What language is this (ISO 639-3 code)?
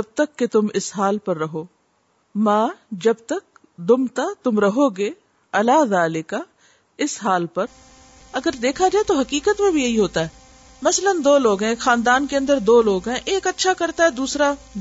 urd